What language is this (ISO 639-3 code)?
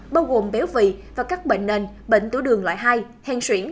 vie